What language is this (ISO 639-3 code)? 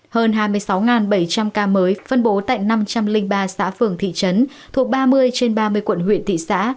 vie